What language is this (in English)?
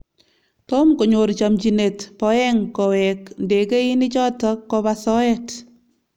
Kalenjin